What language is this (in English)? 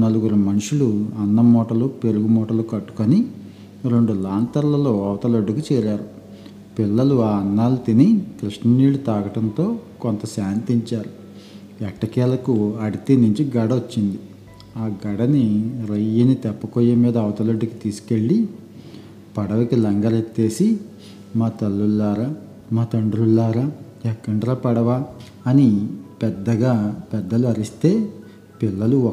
Telugu